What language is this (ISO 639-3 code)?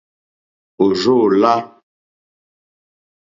bri